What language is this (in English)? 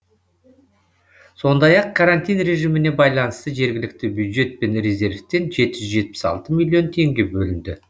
Kazakh